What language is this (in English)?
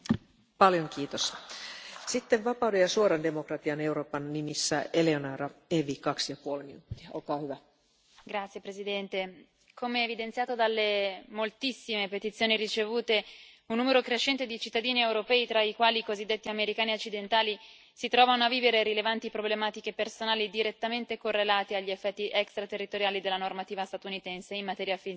Italian